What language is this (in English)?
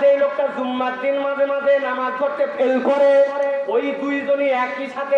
Bangla